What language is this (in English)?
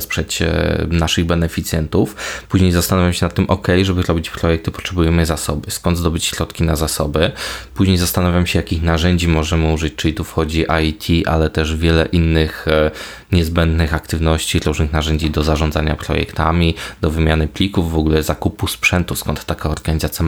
Polish